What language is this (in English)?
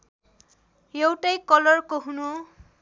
Nepali